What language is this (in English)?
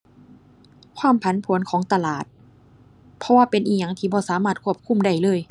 Thai